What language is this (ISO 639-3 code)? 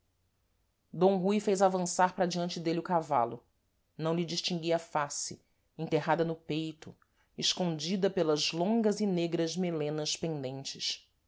por